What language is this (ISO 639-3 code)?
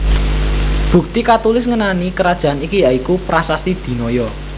jav